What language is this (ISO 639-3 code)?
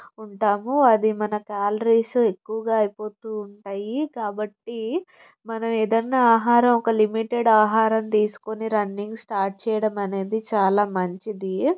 tel